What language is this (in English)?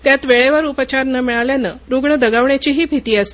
Marathi